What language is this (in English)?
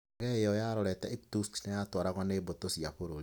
Kikuyu